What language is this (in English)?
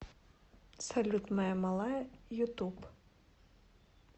Russian